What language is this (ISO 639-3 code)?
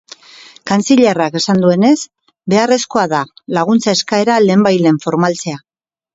eus